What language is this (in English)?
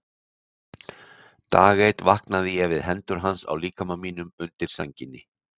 Icelandic